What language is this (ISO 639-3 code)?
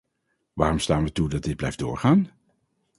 nld